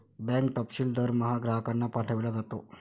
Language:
Marathi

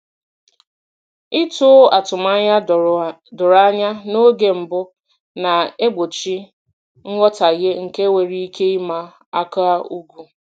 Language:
Igbo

